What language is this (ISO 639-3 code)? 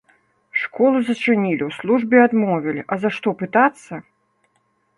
bel